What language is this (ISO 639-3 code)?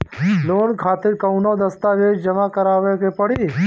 bho